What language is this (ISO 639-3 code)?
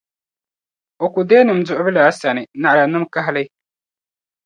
dag